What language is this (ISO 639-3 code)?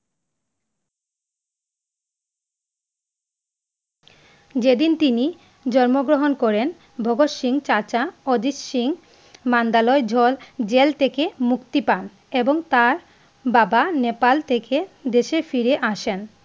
ben